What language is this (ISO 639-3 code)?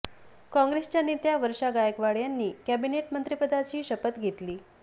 mar